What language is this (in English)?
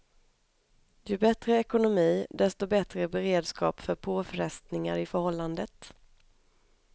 Swedish